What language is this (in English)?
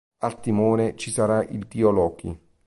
Italian